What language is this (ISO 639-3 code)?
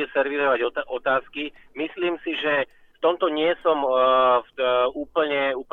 slk